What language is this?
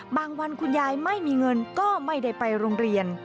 Thai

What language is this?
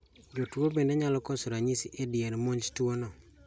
Luo (Kenya and Tanzania)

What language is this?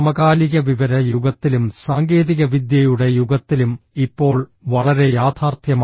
Malayalam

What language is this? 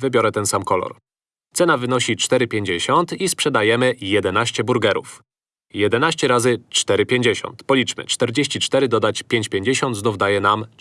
Polish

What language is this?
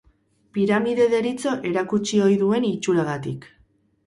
Basque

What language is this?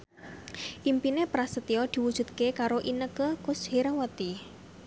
Javanese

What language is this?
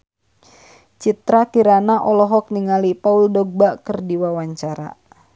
Sundanese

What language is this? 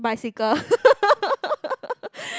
English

